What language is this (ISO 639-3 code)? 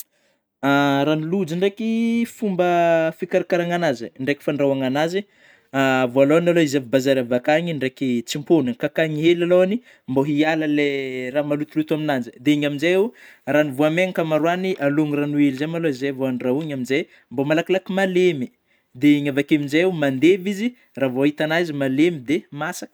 bmm